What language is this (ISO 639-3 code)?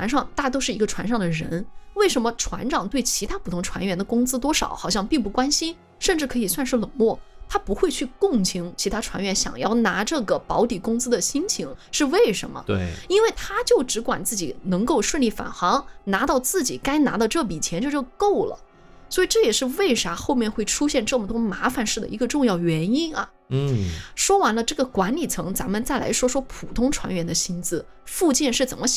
zho